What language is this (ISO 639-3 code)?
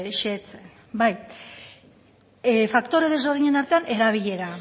eus